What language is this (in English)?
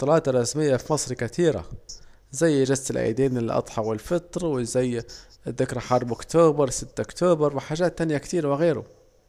Saidi Arabic